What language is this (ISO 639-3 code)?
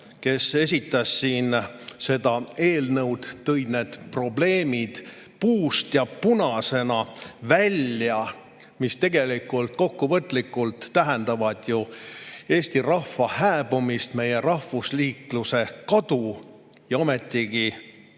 est